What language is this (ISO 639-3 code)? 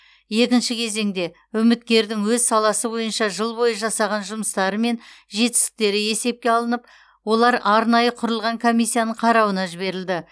kaz